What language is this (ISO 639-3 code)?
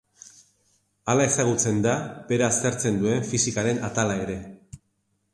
eus